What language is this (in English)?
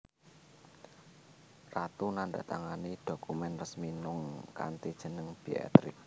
Javanese